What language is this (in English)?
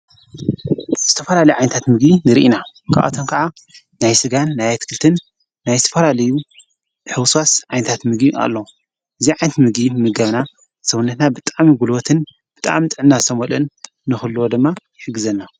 Tigrinya